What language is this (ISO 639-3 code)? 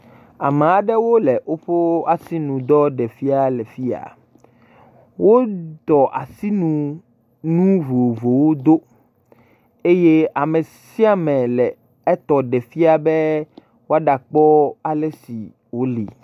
ewe